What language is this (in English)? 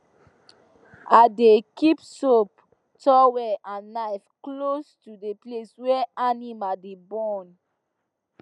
Nigerian Pidgin